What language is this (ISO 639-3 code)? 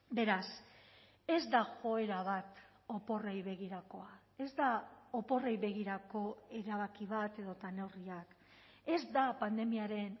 eus